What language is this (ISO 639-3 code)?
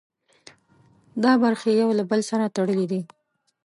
pus